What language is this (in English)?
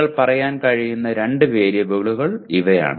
Malayalam